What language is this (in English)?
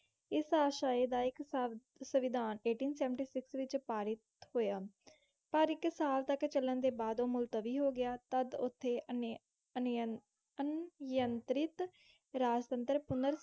Punjabi